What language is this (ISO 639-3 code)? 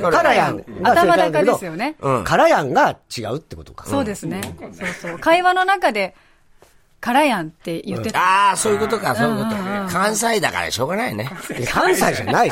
jpn